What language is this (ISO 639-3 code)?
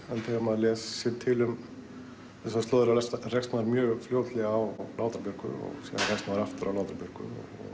isl